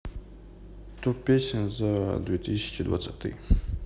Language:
Russian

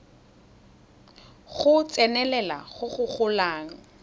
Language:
Tswana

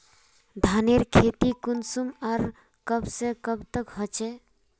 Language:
Magahi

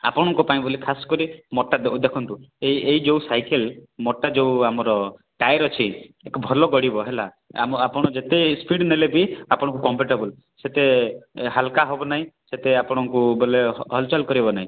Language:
Odia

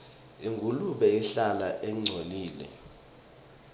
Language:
Swati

